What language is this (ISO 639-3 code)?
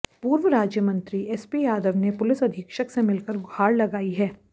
hin